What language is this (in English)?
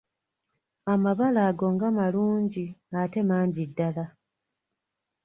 Ganda